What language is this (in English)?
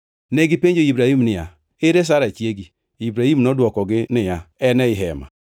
Luo (Kenya and Tanzania)